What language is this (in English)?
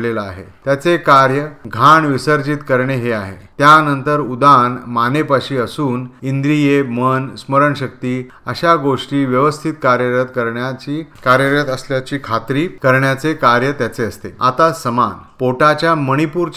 Marathi